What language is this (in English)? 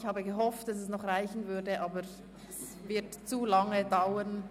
Swiss German